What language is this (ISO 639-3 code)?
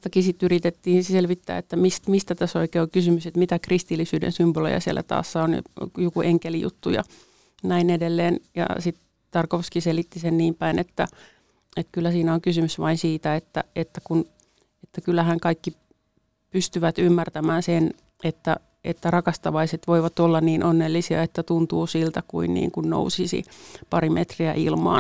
fin